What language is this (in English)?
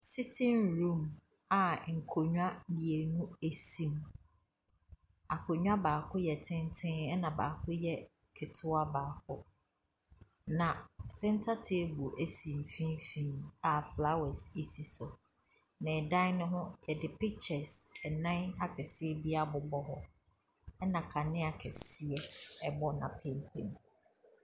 Akan